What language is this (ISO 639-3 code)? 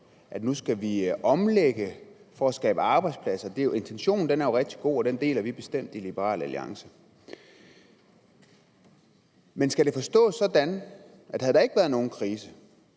dan